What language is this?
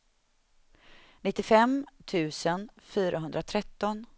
Swedish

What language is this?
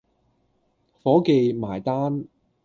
Cantonese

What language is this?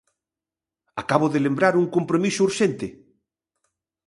Galician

